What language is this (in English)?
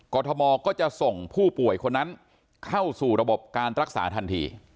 Thai